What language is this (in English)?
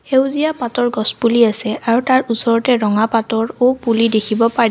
Assamese